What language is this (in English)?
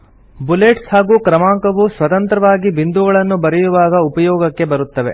Kannada